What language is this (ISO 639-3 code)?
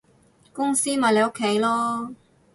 yue